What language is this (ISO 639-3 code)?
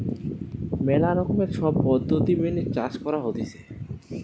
ben